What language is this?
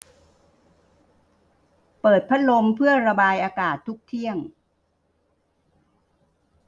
Thai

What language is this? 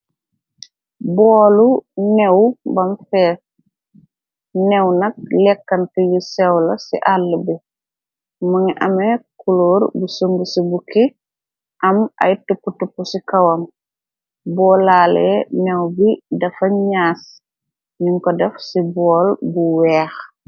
Wolof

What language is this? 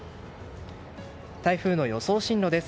Japanese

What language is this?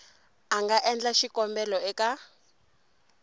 Tsonga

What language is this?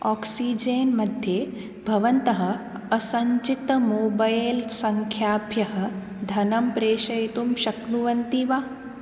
Sanskrit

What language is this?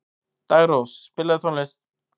Icelandic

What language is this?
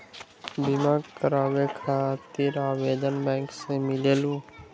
Magahi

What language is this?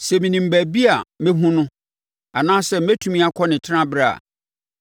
Akan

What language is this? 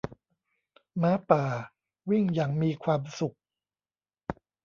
Thai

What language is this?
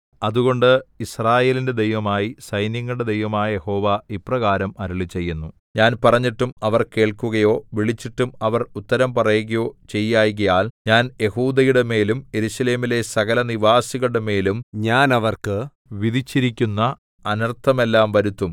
Malayalam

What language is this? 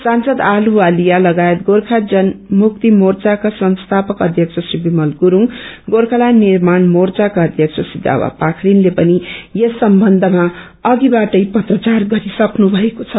Nepali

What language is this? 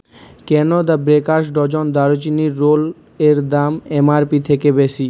Bangla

